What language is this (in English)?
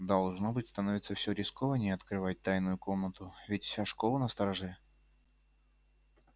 Russian